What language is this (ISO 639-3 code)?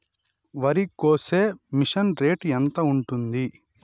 tel